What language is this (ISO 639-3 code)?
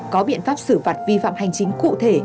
vie